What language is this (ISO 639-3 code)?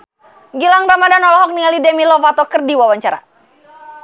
sun